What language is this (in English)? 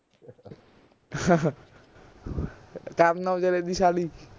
Punjabi